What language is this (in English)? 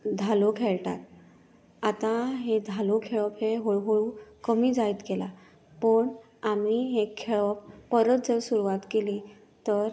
Konkani